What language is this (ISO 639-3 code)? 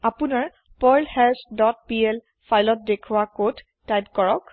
asm